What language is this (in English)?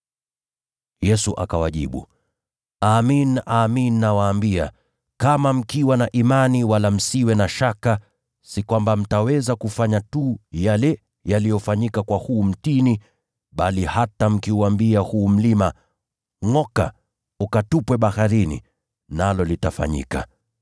Swahili